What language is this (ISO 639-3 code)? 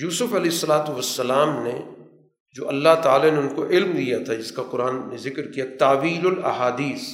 urd